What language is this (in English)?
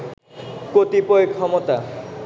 Bangla